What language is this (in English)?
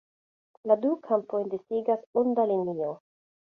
Esperanto